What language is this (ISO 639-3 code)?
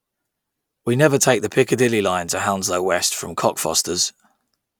eng